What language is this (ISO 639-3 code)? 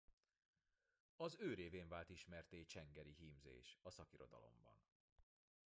hun